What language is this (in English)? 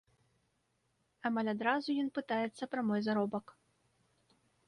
Belarusian